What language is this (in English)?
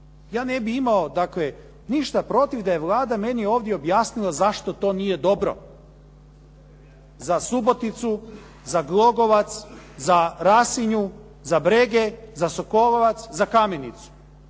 Croatian